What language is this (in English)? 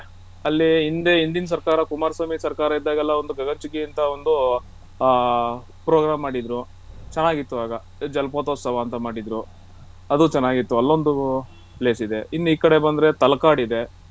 Kannada